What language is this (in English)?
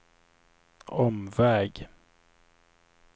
Swedish